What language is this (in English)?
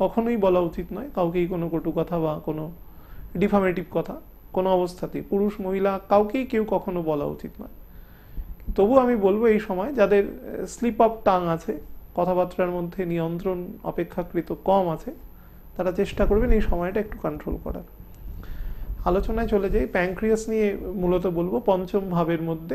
Hindi